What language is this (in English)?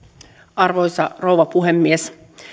Finnish